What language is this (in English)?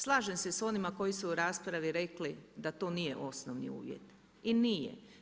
Croatian